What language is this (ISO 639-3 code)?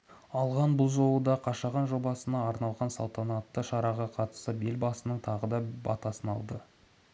kaz